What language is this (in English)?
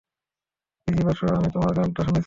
Bangla